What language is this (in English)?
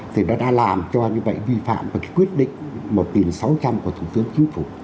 Vietnamese